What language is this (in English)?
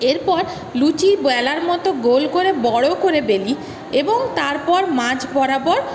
Bangla